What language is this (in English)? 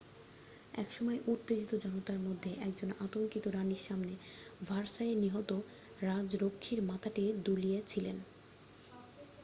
Bangla